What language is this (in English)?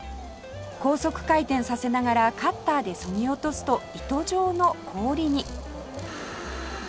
Japanese